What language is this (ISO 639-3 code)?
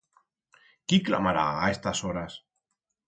arg